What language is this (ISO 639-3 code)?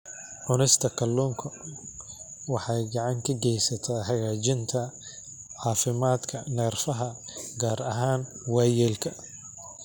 som